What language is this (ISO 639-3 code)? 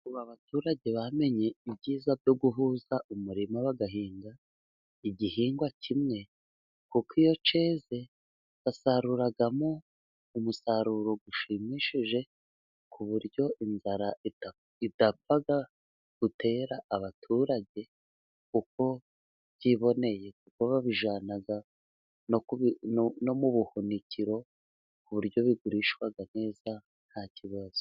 kin